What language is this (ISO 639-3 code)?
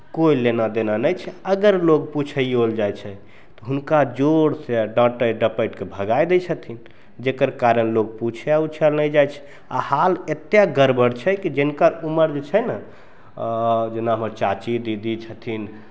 mai